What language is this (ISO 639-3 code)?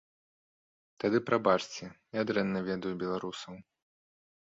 bel